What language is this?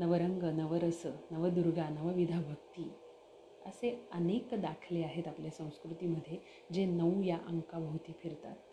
Marathi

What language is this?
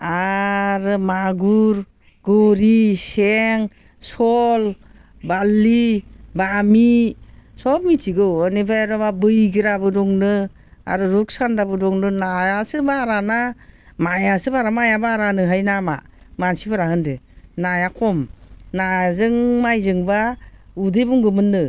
Bodo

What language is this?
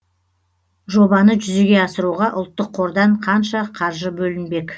Kazakh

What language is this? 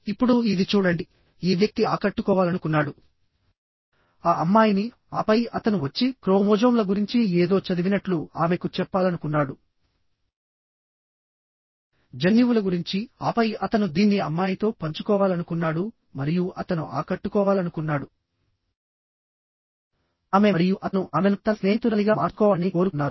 Telugu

